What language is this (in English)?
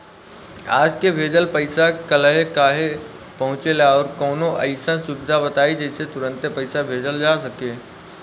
Bhojpuri